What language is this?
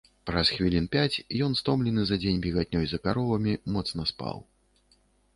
Belarusian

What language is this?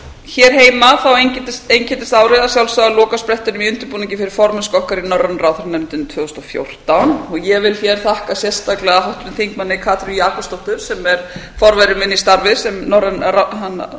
Icelandic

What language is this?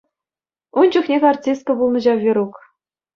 Chuvash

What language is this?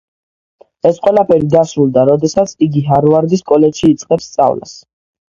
Georgian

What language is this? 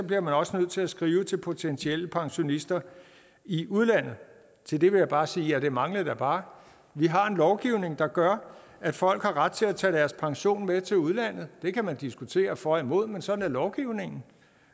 Danish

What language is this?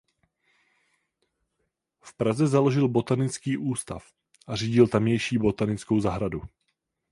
Czech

